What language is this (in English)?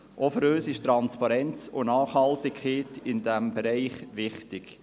Swiss German